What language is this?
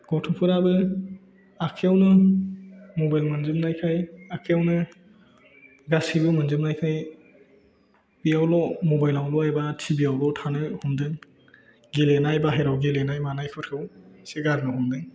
Bodo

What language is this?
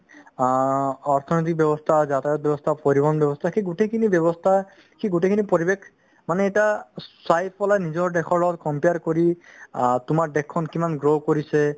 Assamese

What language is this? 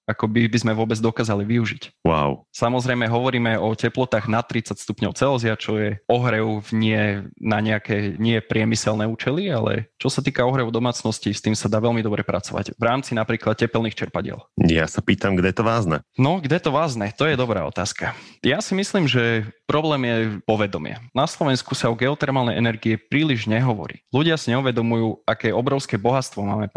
Slovak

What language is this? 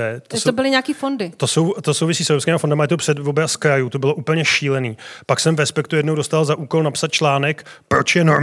Czech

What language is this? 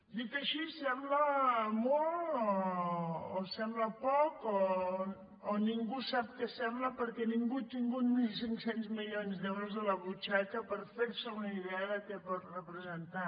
Catalan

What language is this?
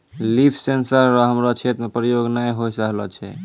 Maithili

